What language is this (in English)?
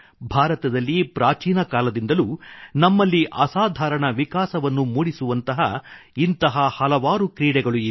Kannada